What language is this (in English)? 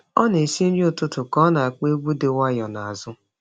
Igbo